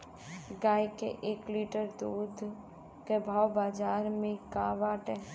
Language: Bhojpuri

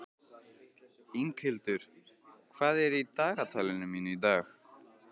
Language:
Icelandic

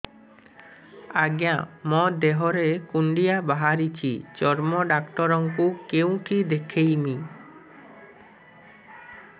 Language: Odia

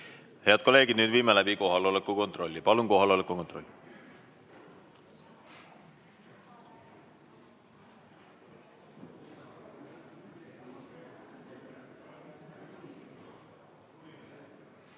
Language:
Estonian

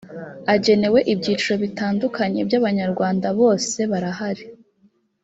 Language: Kinyarwanda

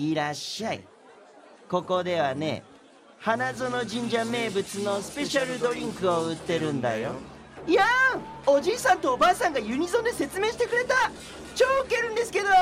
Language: Japanese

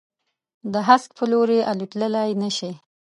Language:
Pashto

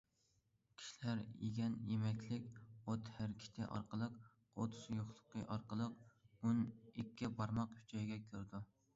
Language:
Uyghur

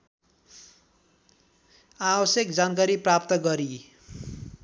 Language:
Nepali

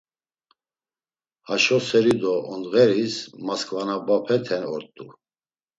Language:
Laz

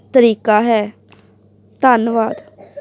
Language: Punjabi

